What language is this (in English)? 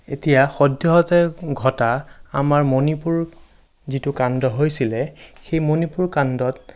Assamese